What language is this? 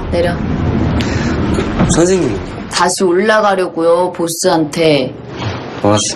Korean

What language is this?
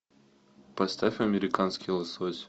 Russian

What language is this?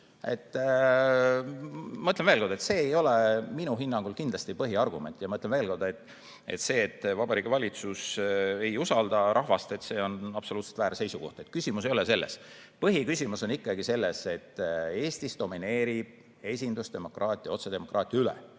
Estonian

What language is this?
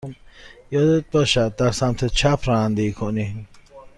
Persian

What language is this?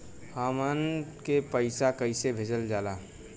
Bhojpuri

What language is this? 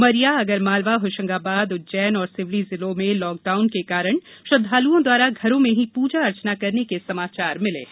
Hindi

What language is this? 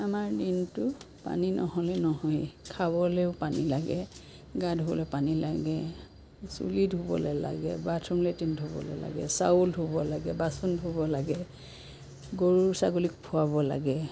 Assamese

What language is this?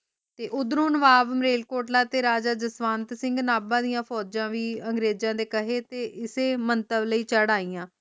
Punjabi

